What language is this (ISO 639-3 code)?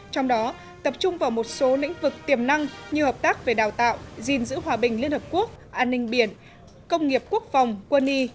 vie